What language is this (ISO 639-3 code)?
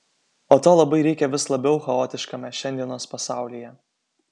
lit